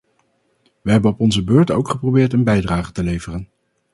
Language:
Dutch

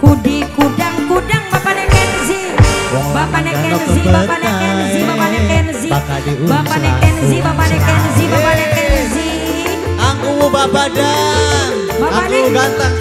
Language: Indonesian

